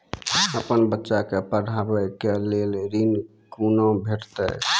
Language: Maithili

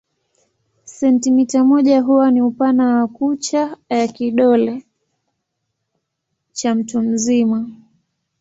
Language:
Swahili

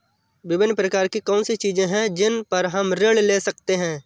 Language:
Hindi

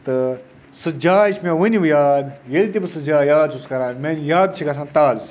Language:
Kashmiri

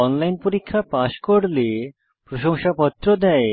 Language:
Bangla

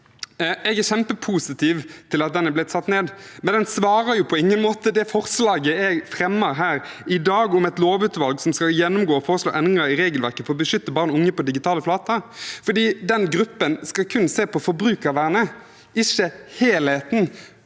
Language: Norwegian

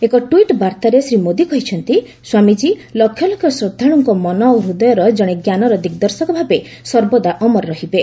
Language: Odia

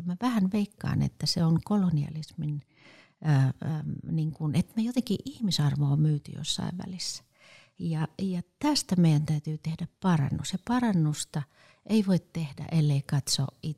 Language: Finnish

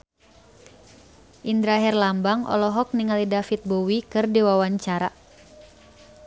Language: Sundanese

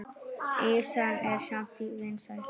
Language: Icelandic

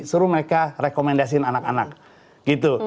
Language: Indonesian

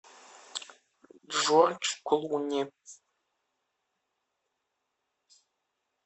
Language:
Russian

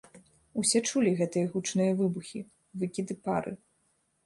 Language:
Belarusian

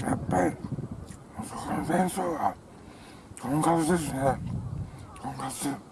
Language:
Japanese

